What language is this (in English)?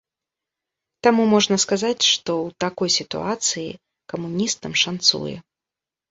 Belarusian